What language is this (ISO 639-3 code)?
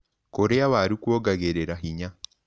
kik